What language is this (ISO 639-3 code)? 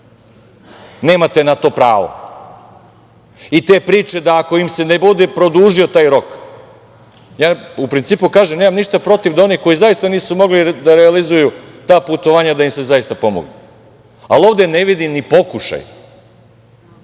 srp